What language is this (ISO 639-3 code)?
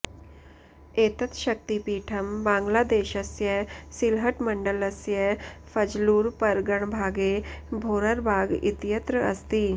san